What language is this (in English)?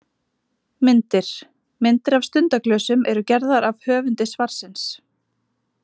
Icelandic